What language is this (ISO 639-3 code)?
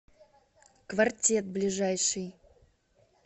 rus